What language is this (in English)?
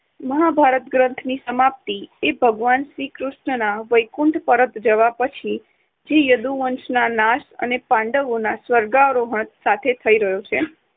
Gujarati